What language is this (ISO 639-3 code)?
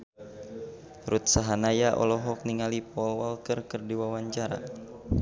sun